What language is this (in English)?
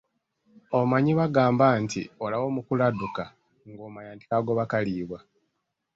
Ganda